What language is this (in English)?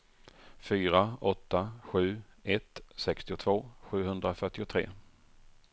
Swedish